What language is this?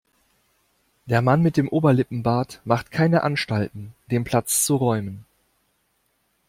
German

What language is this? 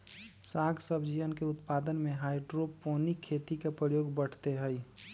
Magahi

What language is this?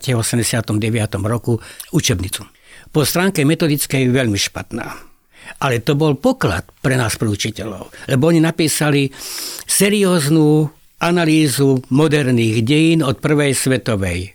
Slovak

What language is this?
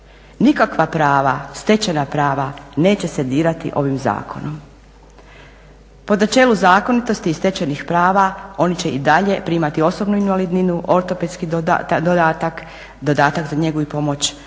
Croatian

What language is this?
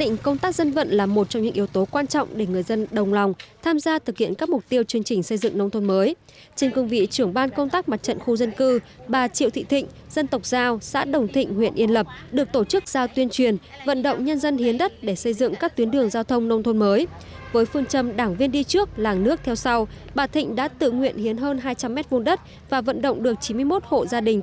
Vietnamese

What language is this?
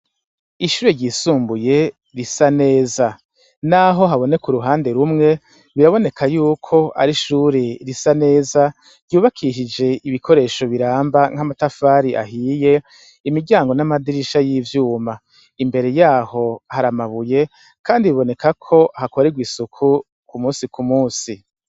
Rundi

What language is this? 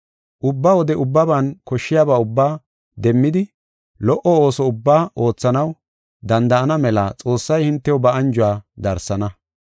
Gofa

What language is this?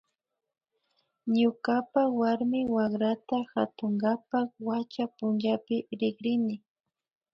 Imbabura Highland Quichua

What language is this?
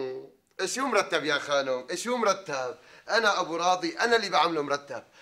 Arabic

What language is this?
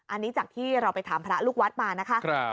Thai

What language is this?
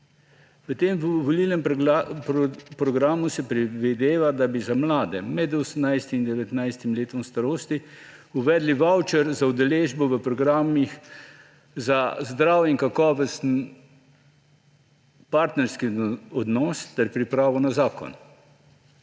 Slovenian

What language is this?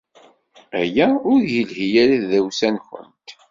Kabyle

